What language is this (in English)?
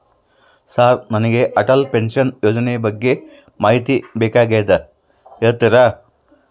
Kannada